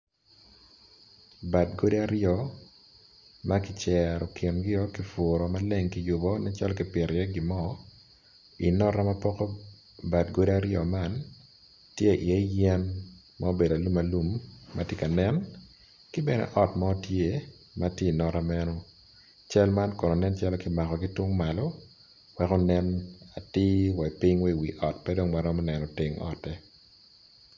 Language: Acoli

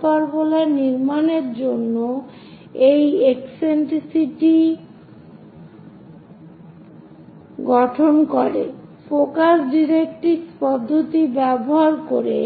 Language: Bangla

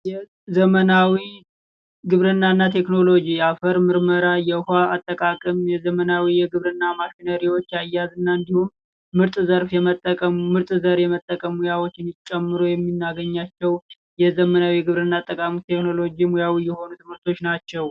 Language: Amharic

